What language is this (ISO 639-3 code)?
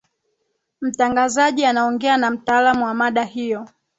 swa